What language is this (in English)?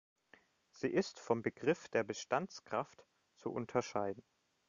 German